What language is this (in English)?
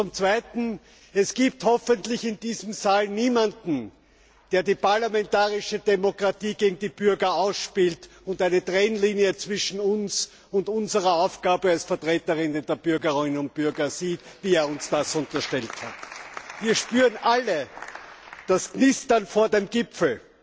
German